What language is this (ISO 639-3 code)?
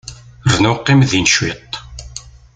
kab